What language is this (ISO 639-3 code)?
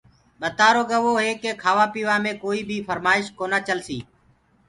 ggg